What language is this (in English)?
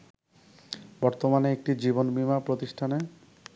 Bangla